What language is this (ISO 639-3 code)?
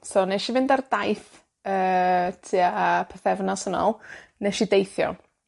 cym